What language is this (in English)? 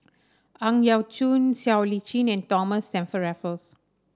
English